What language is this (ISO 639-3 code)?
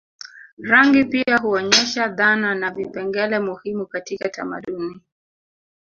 swa